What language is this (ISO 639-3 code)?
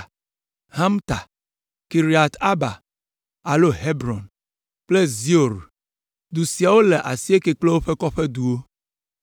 ewe